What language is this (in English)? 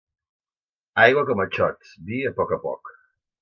Catalan